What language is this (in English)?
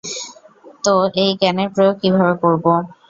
Bangla